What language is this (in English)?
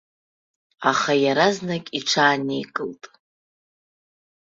Abkhazian